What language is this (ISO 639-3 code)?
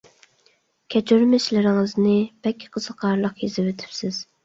uig